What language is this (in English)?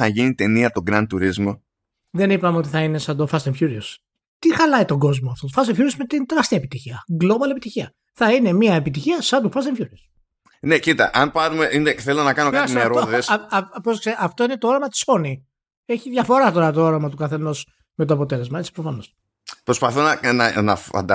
Greek